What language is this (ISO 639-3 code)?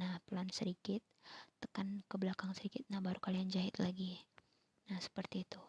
ind